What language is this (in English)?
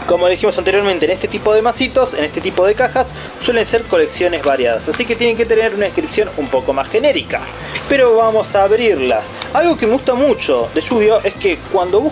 Spanish